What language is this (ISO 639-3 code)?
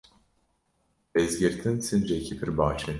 kur